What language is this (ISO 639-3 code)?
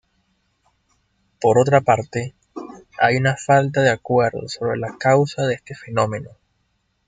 spa